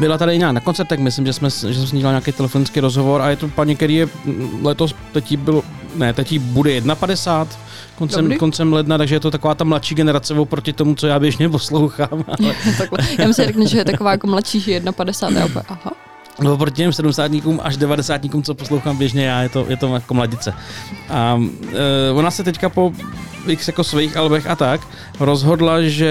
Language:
Czech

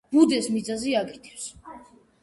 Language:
Georgian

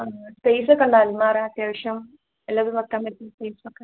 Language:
Malayalam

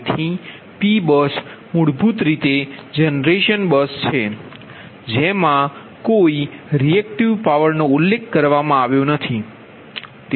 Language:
Gujarati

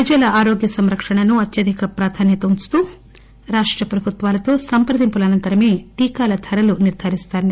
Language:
Telugu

